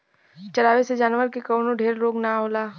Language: Bhojpuri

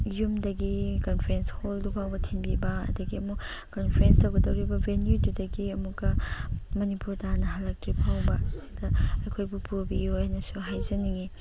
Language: Manipuri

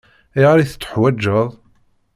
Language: Kabyle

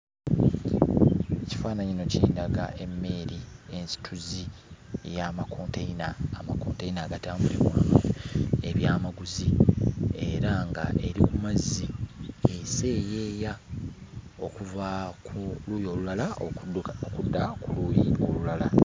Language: Ganda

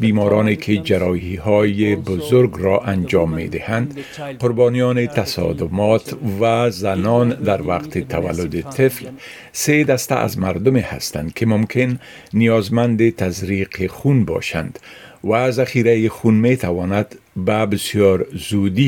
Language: Persian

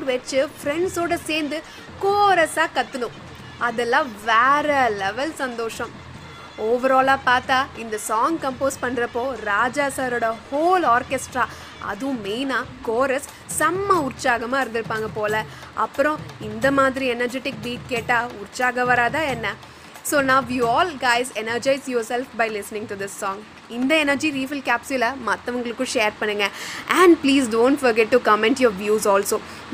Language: Tamil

